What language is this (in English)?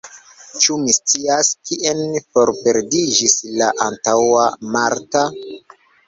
Esperanto